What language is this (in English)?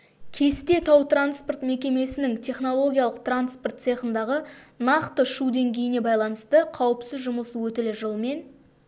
Kazakh